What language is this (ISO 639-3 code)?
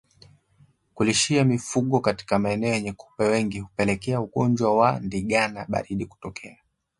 swa